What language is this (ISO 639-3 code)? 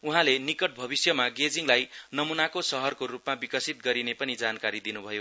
nep